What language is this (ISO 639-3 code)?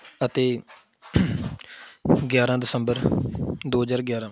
pan